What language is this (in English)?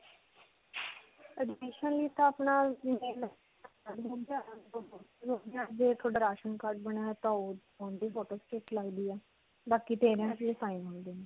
Punjabi